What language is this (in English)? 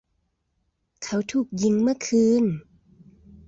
Thai